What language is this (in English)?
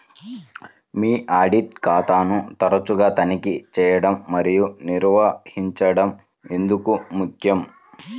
Telugu